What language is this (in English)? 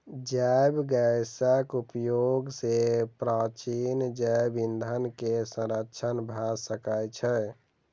Maithili